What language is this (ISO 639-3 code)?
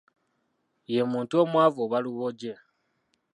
lug